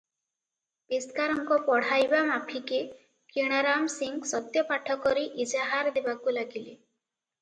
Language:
Odia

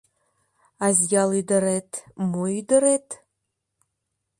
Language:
Mari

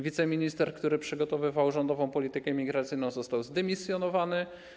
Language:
Polish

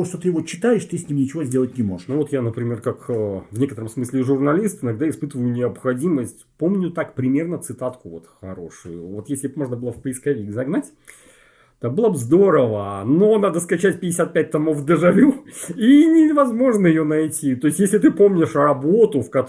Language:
Russian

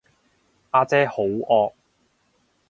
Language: Cantonese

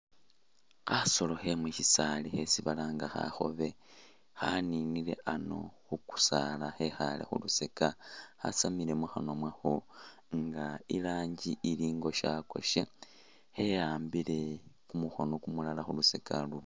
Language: Masaaba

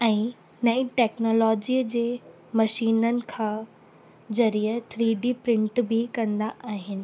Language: Sindhi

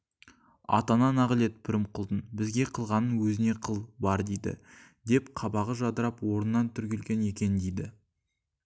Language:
Kazakh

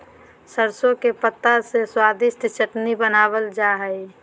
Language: Magahi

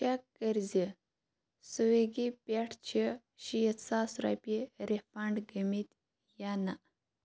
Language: Kashmiri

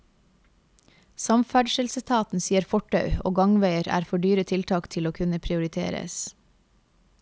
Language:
Norwegian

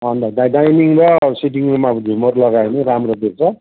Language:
Nepali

